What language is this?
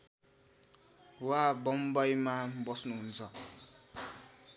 Nepali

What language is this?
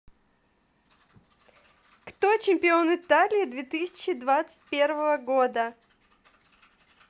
Russian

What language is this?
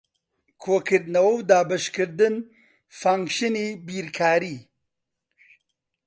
Central Kurdish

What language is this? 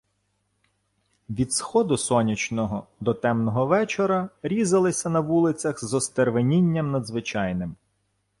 Ukrainian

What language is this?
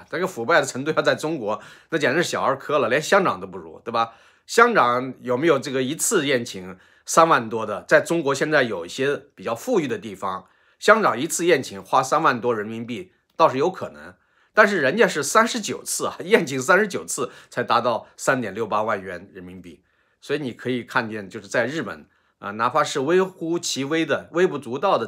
Chinese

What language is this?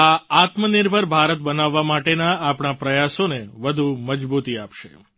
Gujarati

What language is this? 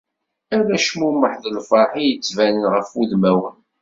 Kabyle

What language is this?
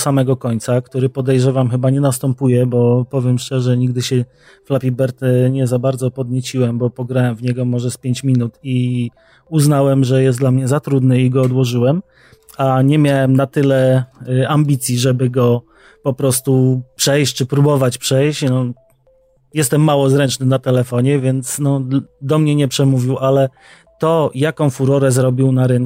Polish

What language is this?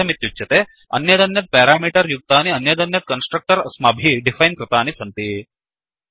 Sanskrit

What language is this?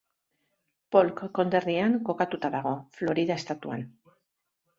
Basque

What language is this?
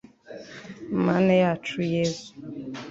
Kinyarwanda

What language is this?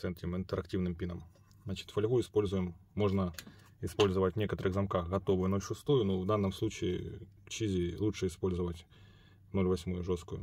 Russian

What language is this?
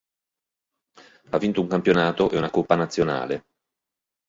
Italian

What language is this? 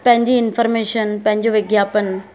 Sindhi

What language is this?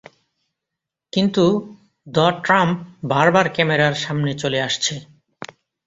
Bangla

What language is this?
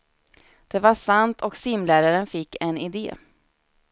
Swedish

